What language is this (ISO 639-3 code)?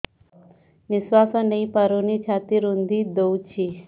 ori